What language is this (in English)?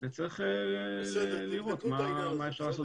Hebrew